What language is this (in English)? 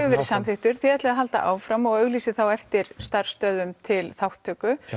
Icelandic